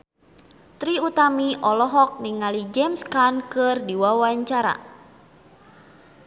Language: Sundanese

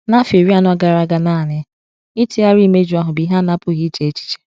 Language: Igbo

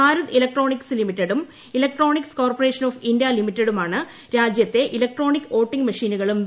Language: Malayalam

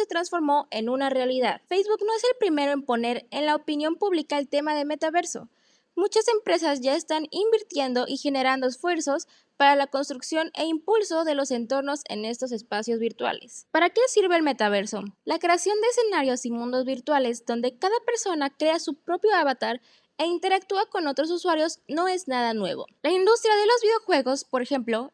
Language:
Spanish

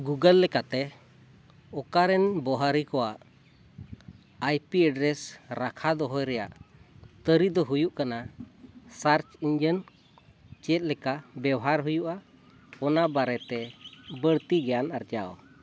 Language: Santali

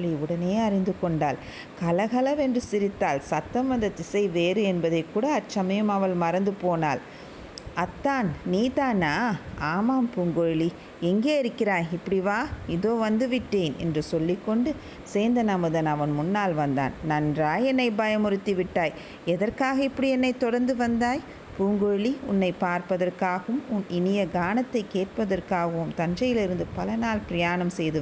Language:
Tamil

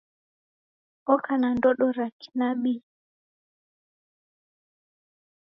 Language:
Taita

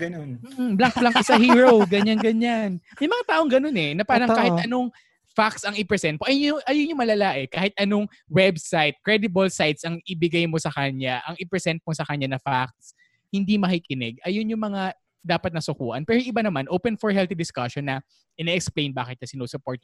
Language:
Filipino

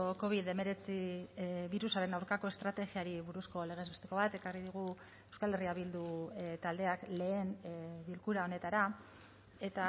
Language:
Basque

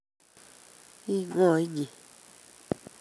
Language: Kalenjin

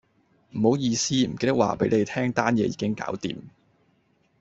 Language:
Cantonese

